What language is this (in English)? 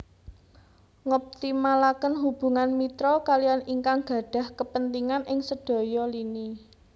Javanese